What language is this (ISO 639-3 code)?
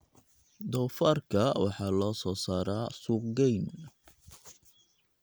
som